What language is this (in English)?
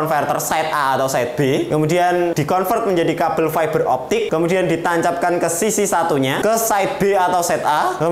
Indonesian